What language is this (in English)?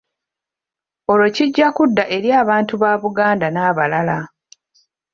Ganda